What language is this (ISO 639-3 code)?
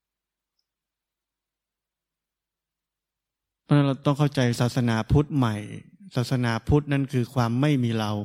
tha